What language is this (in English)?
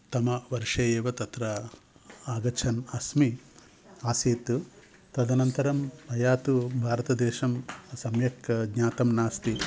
Sanskrit